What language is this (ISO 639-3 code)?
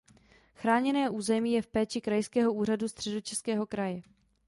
ces